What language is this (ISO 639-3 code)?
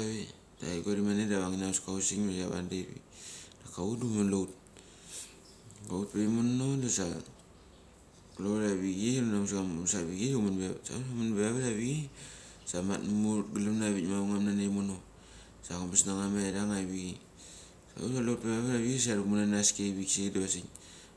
gcc